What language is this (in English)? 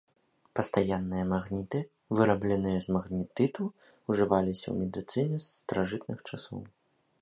Belarusian